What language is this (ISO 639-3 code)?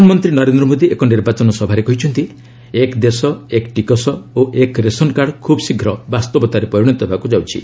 ori